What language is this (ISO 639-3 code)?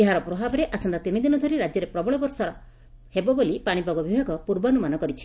ori